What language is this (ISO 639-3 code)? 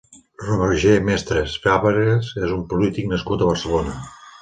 cat